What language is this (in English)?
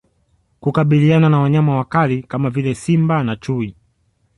Swahili